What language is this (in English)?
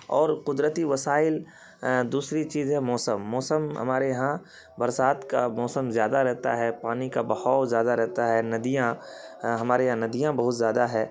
Urdu